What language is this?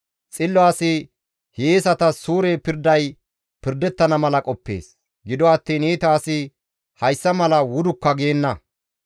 Gamo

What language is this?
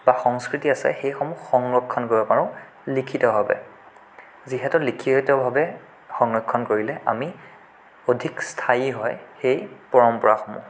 Assamese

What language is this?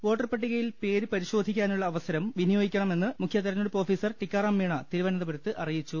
Malayalam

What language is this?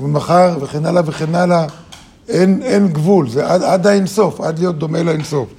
Hebrew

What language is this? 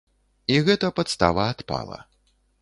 Belarusian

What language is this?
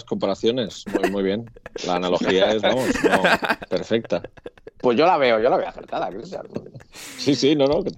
Spanish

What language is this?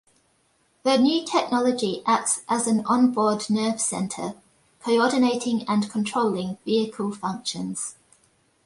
English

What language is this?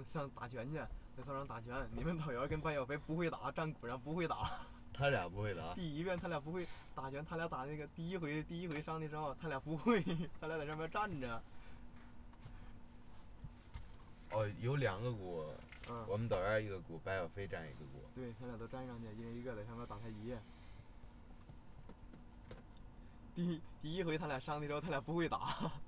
Chinese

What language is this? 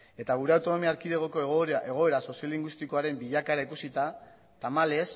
Basque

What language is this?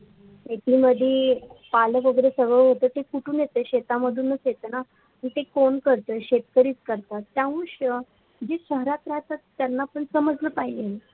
Marathi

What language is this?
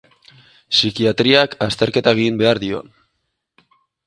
Basque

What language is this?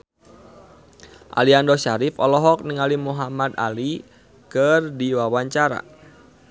Sundanese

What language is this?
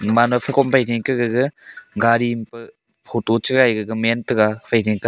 Wancho Naga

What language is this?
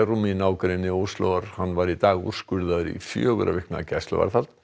Icelandic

